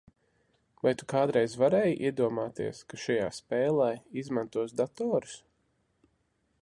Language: Latvian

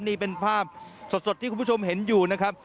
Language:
Thai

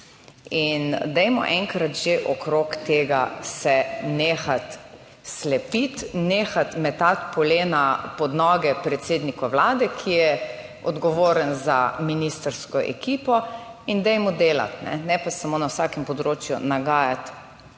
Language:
Slovenian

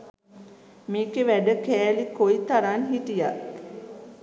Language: Sinhala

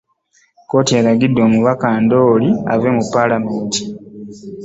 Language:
Ganda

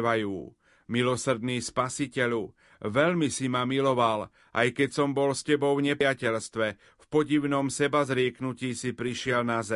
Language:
Slovak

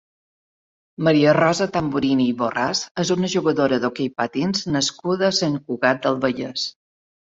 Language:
Catalan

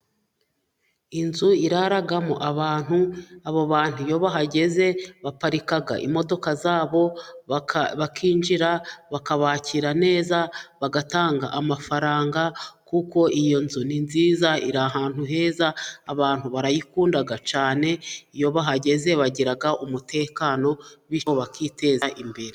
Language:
Kinyarwanda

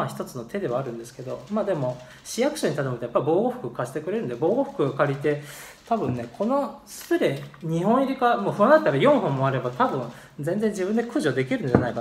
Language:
Japanese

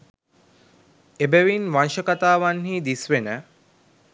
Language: Sinhala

